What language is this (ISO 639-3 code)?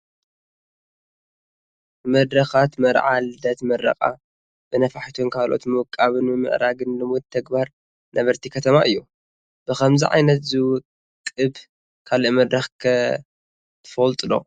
tir